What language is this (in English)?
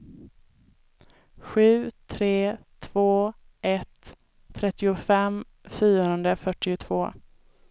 Swedish